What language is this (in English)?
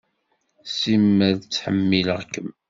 Kabyle